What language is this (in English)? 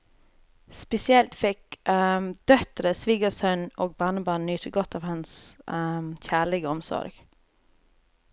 Norwegian